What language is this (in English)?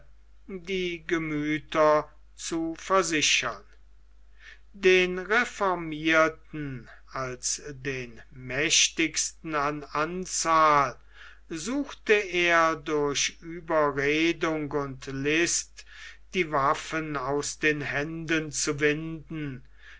German